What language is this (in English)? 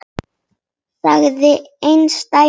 Icelandic